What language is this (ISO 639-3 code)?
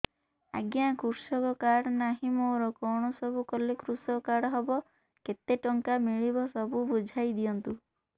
ori